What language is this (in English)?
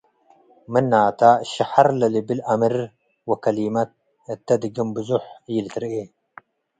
Tigre